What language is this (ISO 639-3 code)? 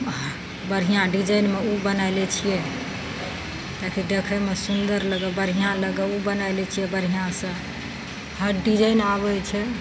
mai